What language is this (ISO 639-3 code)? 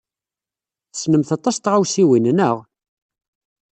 kab